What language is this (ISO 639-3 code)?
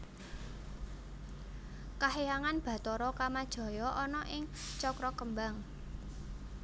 jav